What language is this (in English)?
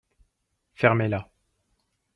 French